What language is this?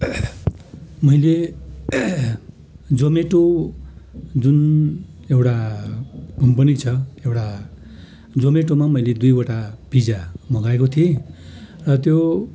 Nepali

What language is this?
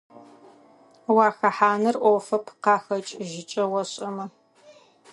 Adyghe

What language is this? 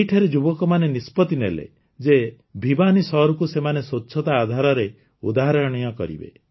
Odia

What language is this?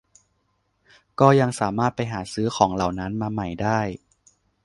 Thai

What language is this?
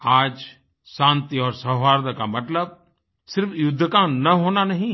Hindi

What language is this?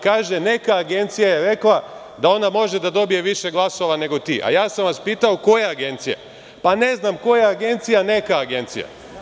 Serbian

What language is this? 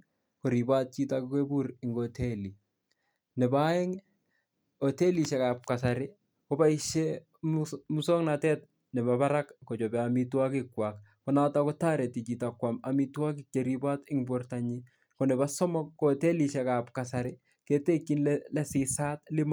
Kalenjin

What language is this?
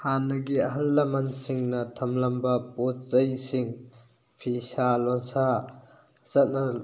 Manipuri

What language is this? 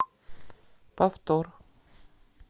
Russian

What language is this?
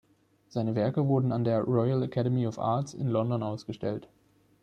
German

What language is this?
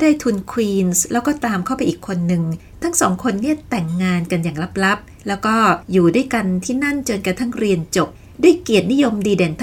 Thai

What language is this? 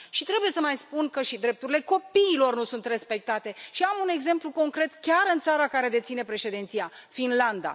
Romanian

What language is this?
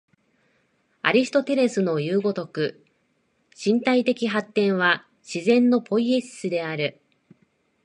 Japanese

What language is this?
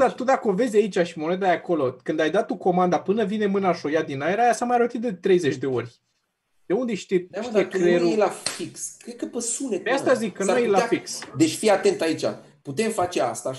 Romanian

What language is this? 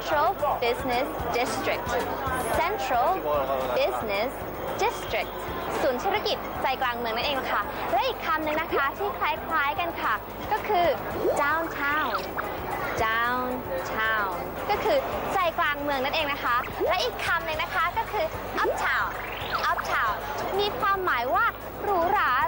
Thai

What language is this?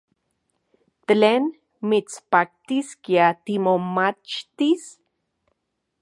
Central Puebla Nahuatl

